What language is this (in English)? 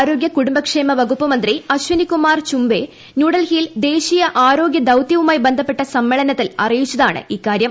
Malayalam